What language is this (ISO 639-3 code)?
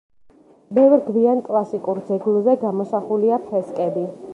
kat